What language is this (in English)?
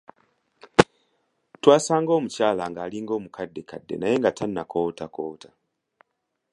Ganda